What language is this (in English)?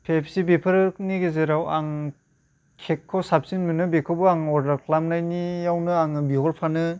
Bodo